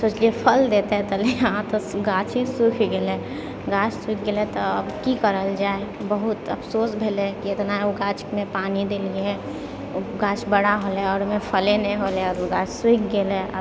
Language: Maithili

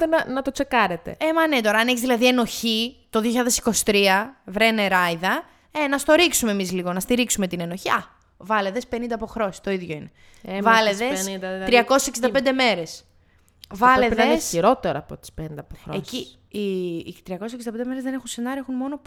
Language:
Greek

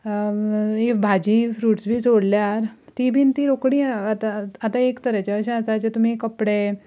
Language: Konkani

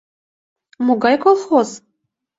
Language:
Mari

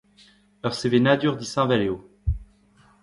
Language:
Breton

